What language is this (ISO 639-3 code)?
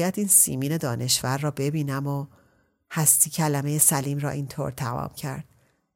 fas